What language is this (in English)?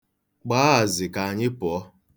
Igbo